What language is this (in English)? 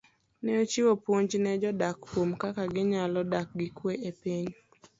Luo (Kenya and Tanzania)